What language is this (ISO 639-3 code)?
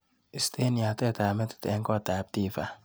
kln